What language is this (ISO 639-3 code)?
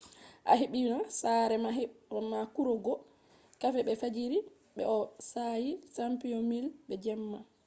ful